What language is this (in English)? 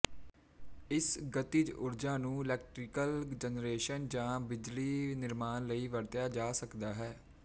Punjabi